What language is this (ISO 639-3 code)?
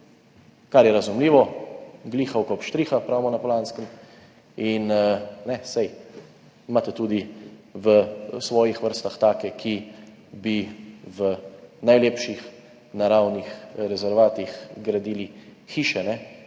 slv